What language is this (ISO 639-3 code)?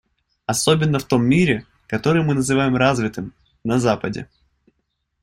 rus